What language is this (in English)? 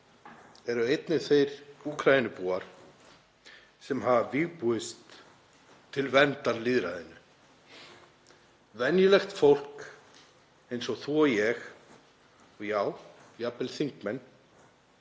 Icelandic